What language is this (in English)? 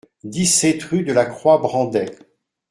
French